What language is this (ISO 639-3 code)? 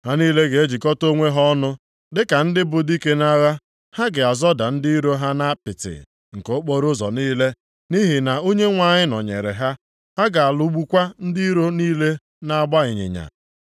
ibo